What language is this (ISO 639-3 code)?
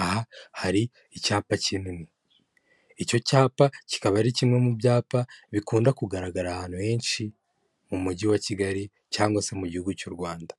kin